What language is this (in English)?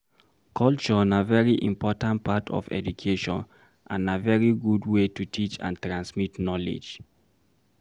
Nigerian Pidgin